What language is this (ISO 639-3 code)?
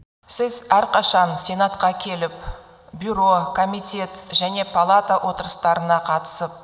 kaz